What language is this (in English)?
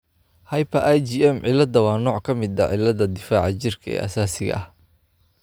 Somali